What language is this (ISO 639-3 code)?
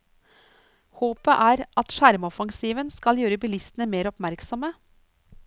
nor